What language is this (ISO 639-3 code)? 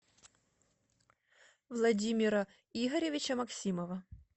rus